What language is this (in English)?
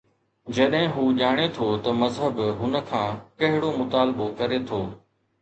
Sindhi